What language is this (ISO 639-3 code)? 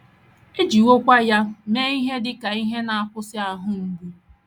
ibo